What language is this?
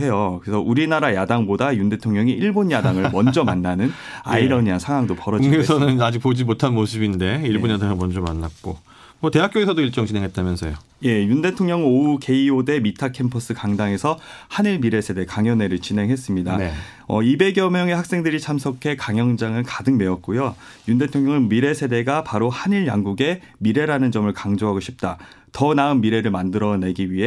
Korean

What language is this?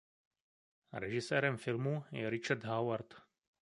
Czech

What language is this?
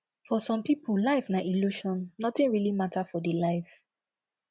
Nigerian Pidgin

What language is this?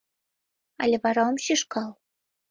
Mari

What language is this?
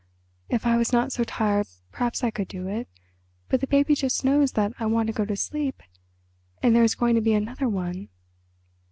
English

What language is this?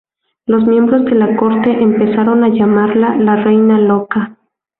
Spanish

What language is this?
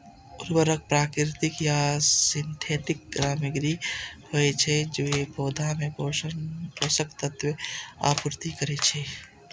Maithili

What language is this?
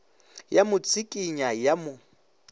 Northern Sotho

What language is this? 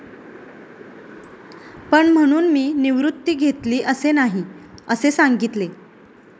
Marathi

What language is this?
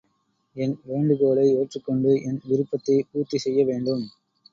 Tamil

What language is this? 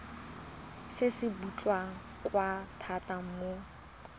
Tswana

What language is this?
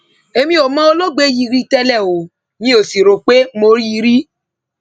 Yoruba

